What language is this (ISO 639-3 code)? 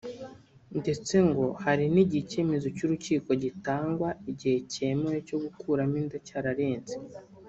kin